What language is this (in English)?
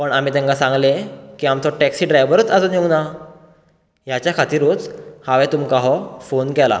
Konkani